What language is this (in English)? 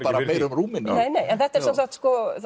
Icelandic